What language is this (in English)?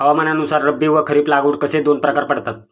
Marathi